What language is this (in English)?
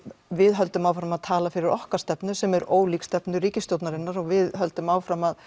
Icelandic